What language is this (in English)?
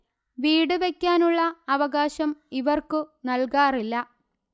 Malayalam